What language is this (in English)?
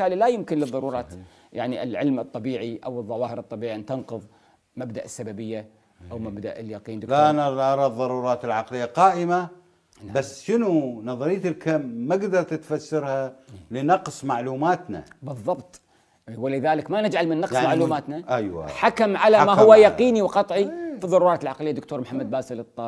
Arabic